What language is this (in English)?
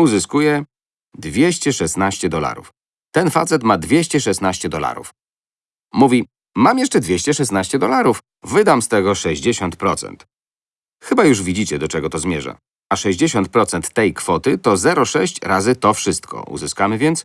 Polish